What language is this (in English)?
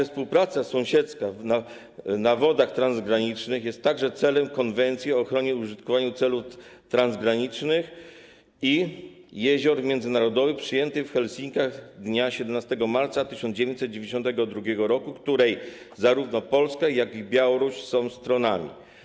Polish